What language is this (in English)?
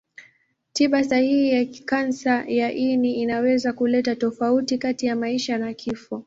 Swahili